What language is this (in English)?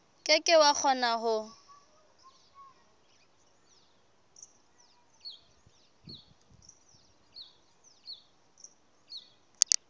Southern Sotho